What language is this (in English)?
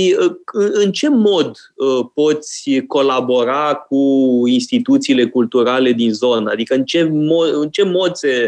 Romanian